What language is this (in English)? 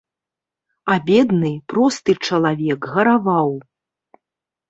Belarusian